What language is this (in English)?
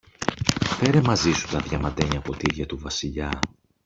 Greek